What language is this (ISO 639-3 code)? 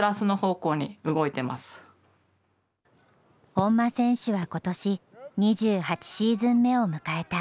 jpn